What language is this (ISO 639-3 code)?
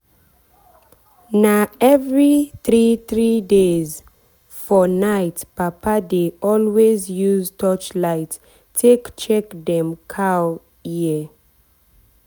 pcm